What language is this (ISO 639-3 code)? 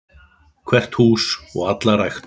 isl